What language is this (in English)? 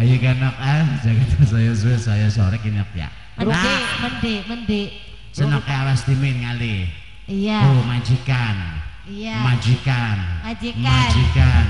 Indonesian